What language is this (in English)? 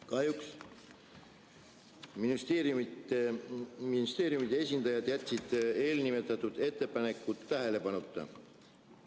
Estonian